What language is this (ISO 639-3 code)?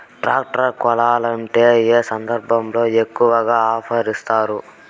tel